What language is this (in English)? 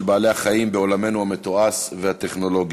Hebrew